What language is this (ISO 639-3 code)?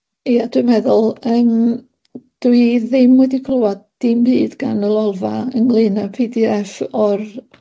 cym